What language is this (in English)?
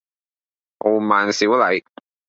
Cantonese